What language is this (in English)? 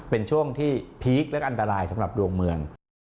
Thai